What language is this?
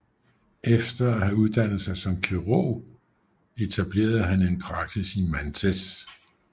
Danish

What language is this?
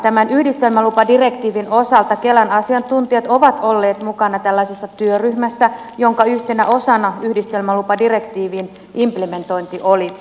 Finnish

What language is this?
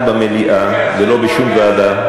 Hebrew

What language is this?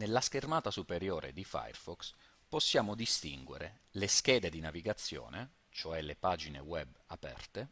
Italian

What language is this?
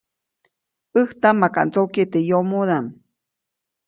Copainalá Zoque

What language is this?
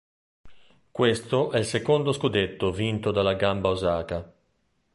Italian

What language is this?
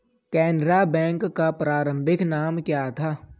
Hindi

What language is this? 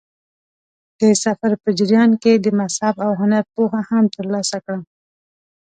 Pashto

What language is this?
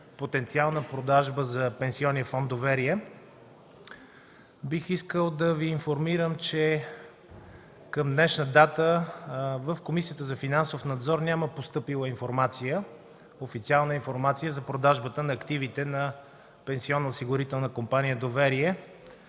Bulgarian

